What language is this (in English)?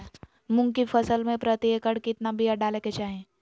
Magahi